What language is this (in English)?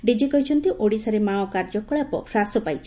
Odia